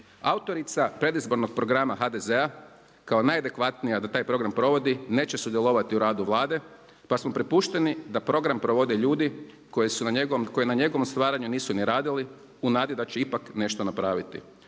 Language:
Croatian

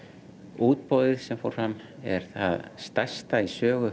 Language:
Icelandic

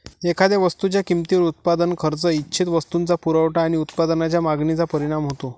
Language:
Marathi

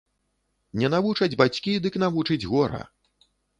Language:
Belarusian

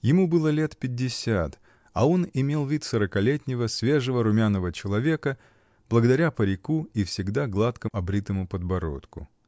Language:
Russian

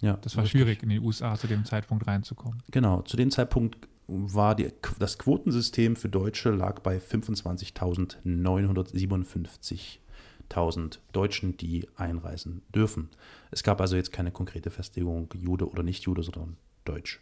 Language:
German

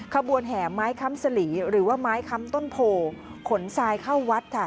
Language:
Thai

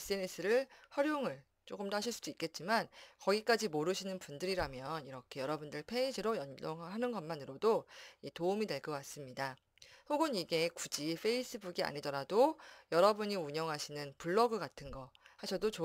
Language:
Korean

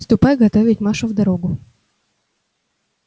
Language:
Russian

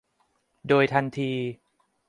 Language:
Thai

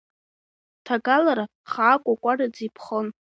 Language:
Abkhazian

